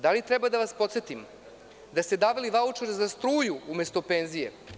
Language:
Serbian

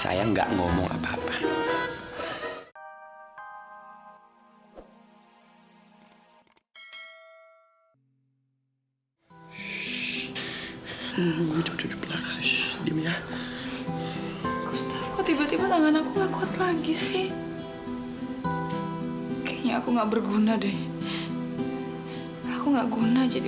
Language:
Indonesian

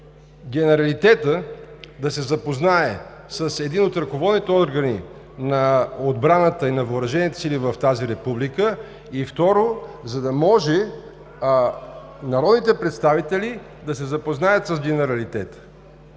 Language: Bulgarian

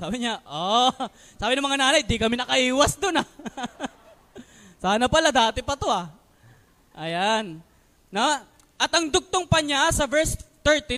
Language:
Filipino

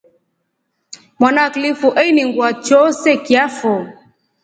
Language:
Rombo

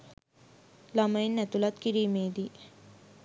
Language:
Sinhala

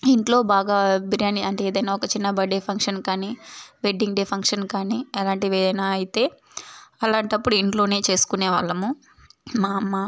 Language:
Telugu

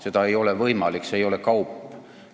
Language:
Estonian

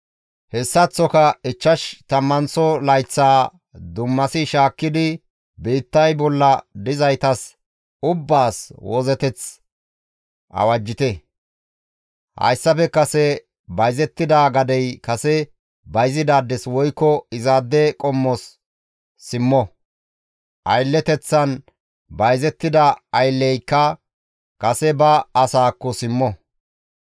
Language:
Gamo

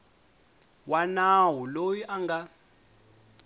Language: Tsonga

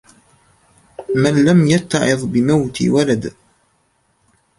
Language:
Arabic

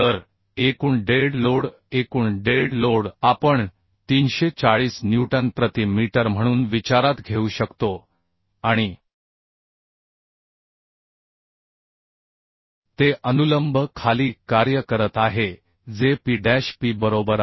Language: Marathi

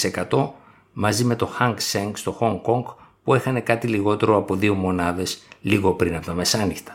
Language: Greek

